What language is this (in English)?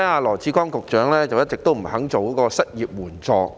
Cantonese